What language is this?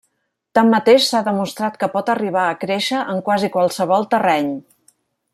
Catalan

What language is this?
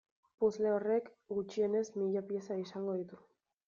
Basque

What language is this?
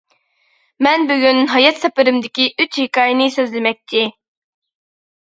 Uyghur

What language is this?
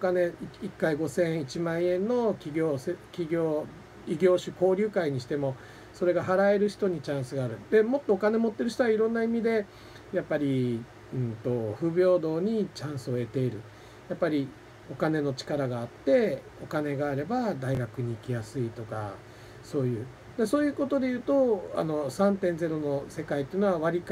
Japanese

